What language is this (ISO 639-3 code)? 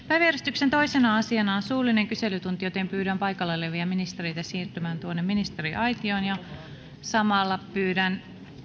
fin